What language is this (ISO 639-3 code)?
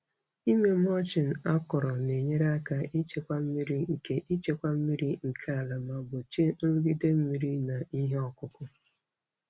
ibo